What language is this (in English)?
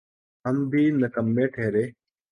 Urdu